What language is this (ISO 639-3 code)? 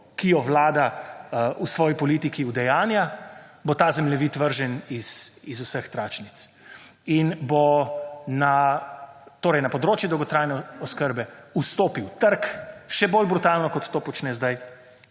slv